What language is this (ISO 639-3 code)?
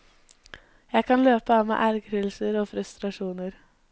nor